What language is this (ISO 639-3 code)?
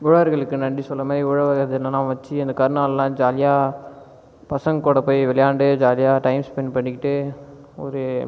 tam